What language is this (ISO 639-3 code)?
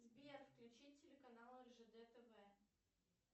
rus